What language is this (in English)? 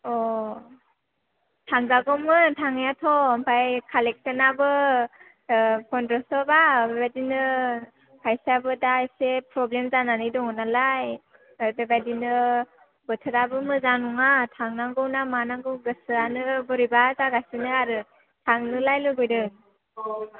Bodo